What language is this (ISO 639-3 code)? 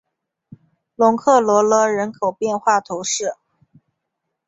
zho